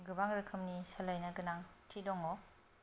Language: Bodo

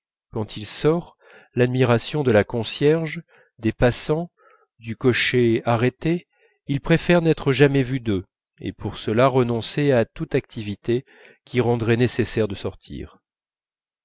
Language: French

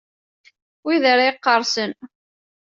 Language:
Kabyle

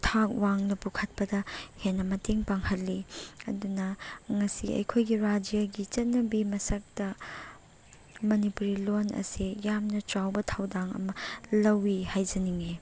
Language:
Manipuri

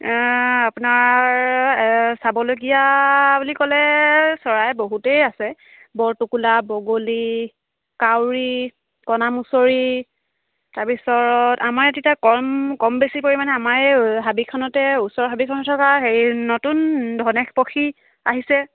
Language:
Assamese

